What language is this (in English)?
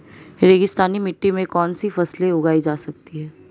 Hindi